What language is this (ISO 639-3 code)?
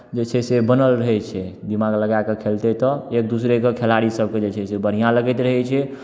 mai